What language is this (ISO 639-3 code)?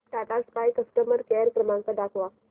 mar